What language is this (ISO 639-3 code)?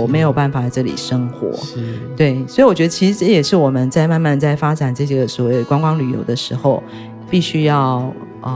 zho